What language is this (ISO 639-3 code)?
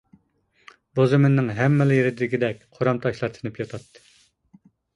uig